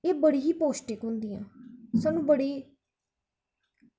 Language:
Dogri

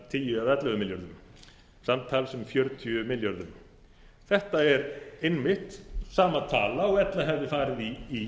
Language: Icelandic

